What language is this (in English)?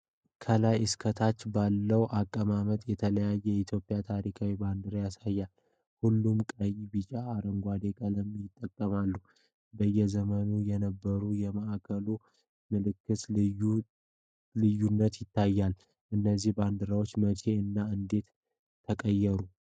Amharic